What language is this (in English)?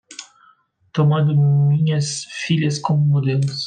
Portuguese